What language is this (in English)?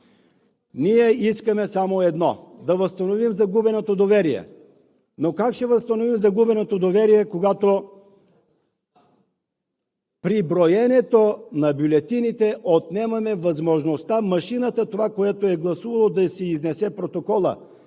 Bulgarian